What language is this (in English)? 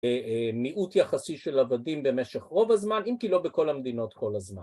Hebrew